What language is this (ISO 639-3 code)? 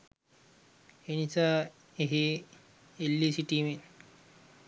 sin